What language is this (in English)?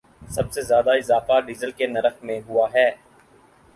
Urdu